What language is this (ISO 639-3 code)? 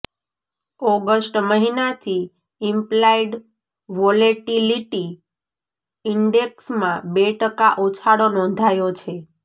guj